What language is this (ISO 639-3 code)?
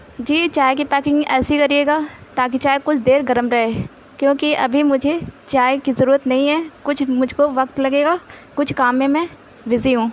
urd